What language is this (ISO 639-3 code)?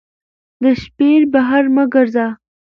pus